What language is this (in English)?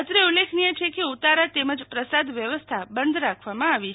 Gujarati